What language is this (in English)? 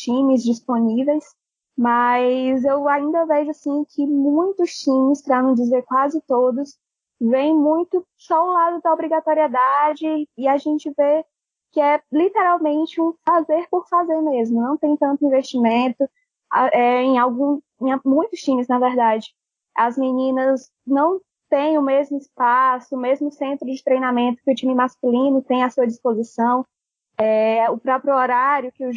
Portuguese